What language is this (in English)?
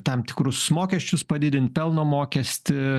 Lithuanian